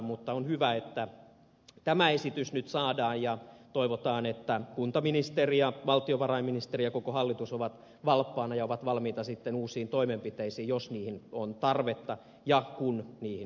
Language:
Finnish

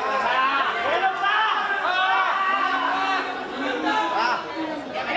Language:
Indonesian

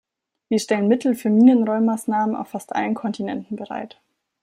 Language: German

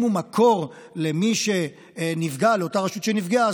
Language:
Hebrew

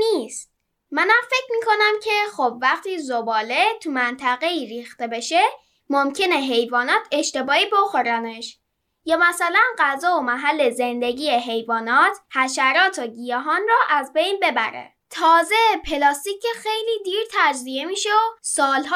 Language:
Persian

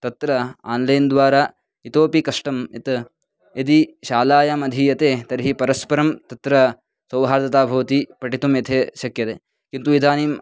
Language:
Sanskrit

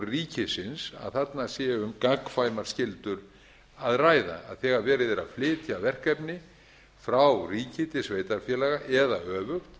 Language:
Icelandic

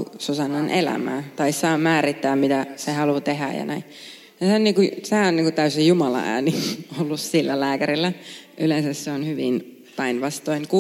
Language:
Finnish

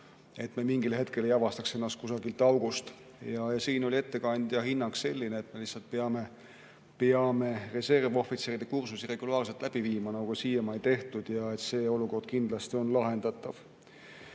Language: Estonian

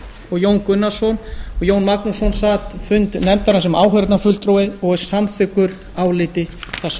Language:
Icelandic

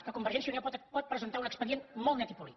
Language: Catalan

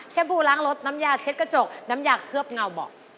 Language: Thai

